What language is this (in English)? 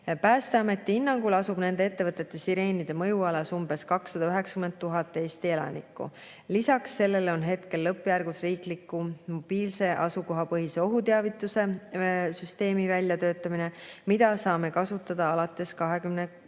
Estonian